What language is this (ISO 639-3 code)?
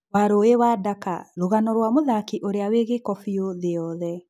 kik